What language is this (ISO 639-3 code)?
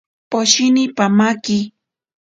prq